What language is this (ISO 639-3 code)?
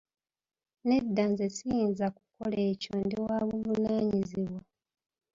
lug